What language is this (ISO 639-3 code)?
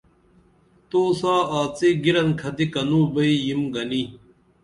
dml